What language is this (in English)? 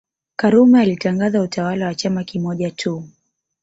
Swahili